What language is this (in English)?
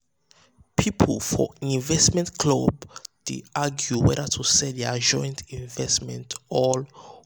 Nigerian Pidgin